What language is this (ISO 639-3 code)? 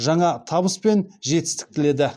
kaz